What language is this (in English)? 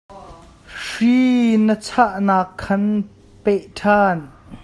Hakha Chin